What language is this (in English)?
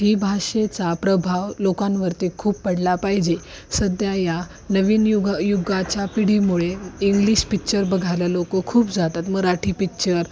Marathi